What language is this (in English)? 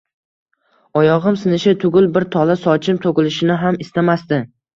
Uzbek